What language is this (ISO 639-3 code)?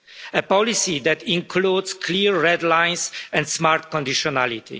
eng